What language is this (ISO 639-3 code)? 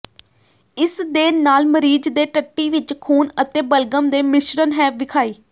pan